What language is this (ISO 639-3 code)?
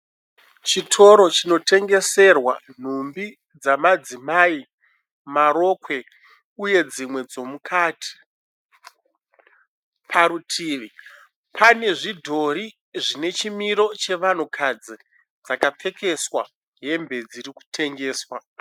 sna